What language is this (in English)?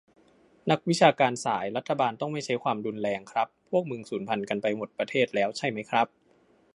Thai